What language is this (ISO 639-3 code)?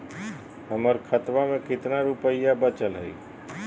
mag